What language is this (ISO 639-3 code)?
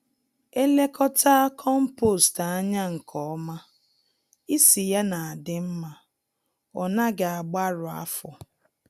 ibo